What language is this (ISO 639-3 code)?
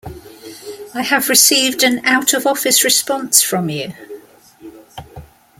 eng